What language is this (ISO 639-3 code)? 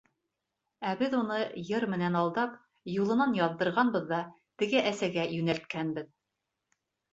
bak